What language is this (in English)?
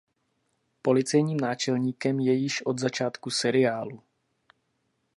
Czech